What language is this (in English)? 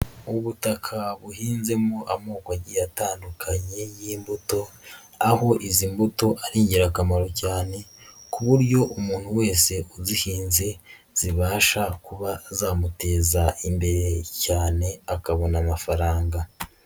Kinyarwanda